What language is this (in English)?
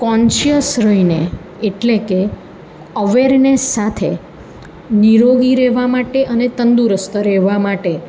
Gujarati